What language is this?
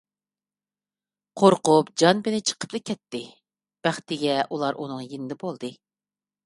Uyghur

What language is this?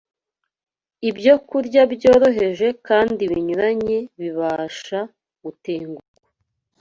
Kinyarwanda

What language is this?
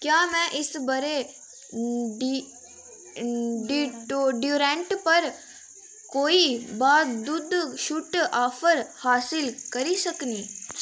Dogri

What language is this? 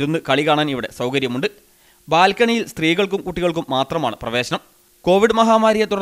Arabic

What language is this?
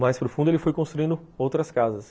Portuguese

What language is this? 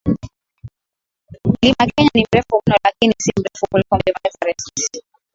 Swahili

